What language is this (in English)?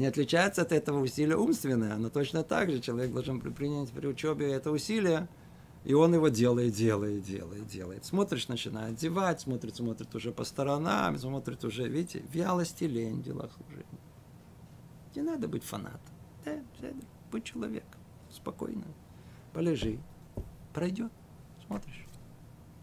Russian